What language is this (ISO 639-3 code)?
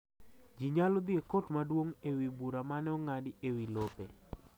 luo